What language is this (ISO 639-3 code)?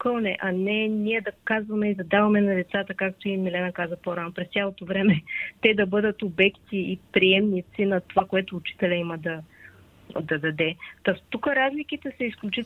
bul